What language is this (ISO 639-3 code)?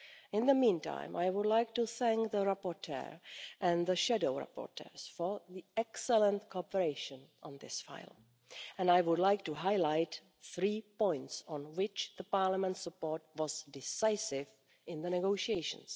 eng